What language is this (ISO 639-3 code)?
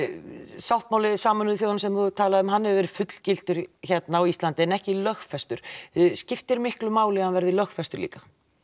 isl